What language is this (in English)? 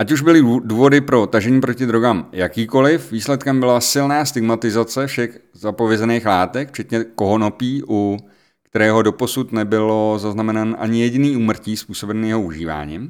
Czech